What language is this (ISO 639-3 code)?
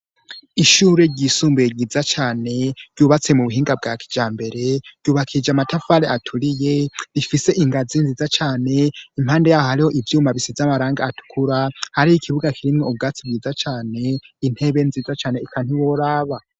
run